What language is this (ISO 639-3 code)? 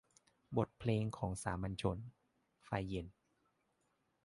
tha